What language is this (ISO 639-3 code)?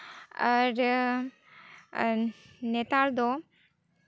sat